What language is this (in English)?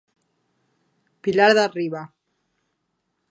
Galician